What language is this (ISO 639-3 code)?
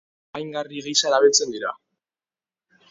eus